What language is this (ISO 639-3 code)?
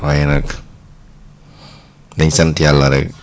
wol